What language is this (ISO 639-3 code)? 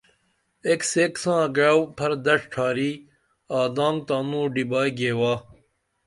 dml